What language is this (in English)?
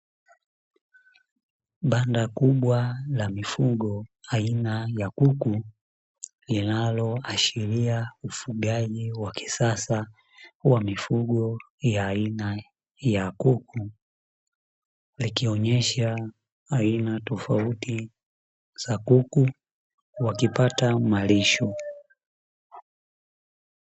Swahili